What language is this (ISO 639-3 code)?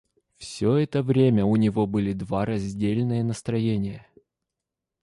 rus